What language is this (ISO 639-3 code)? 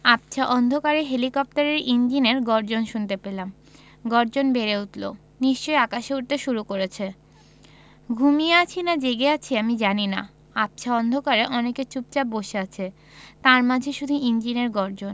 ben